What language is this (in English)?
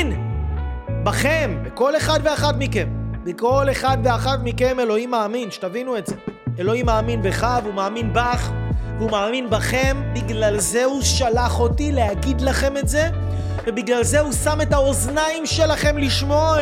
Hebrew